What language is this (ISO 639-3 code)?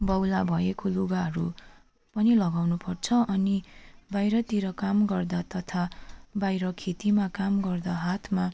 nep